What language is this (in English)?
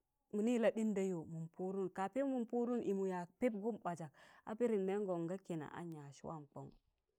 Tangale